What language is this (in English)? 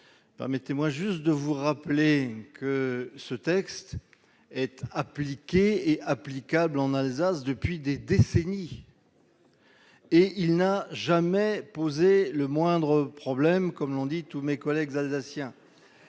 French